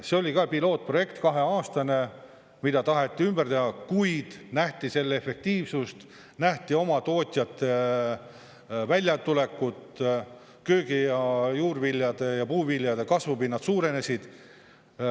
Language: Estonian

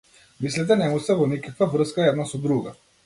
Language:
Macedonian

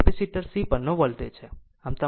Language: Gujarati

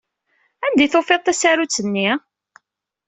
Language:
Kabyle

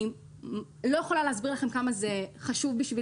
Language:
Hebrew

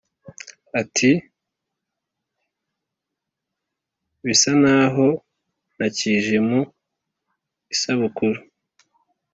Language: Kinyarwanda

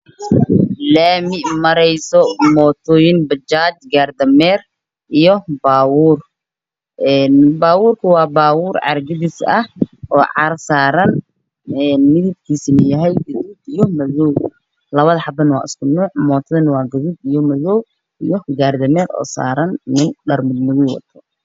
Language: Somali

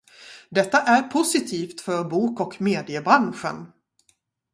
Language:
Swedish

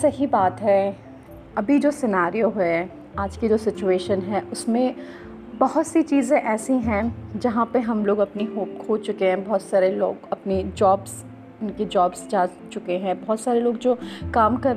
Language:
Hindi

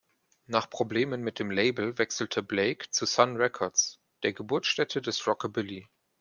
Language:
German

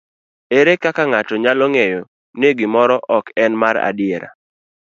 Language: Luo (Kenya and Tanzania)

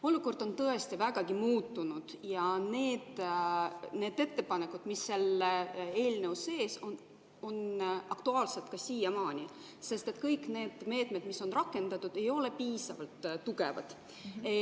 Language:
Estonian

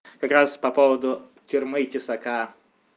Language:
Russian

